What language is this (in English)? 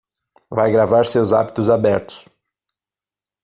Portuguese